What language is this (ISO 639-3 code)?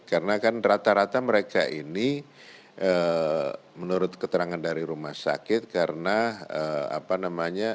ind